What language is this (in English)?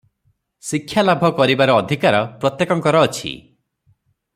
Odia